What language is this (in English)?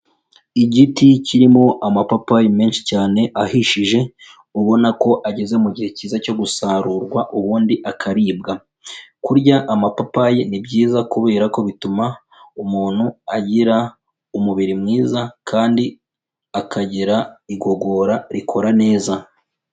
Kinyarwanda